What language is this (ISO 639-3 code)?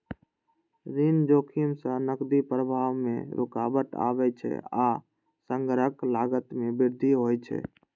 mai